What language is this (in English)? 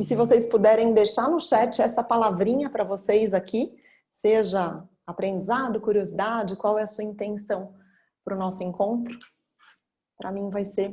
Portuguese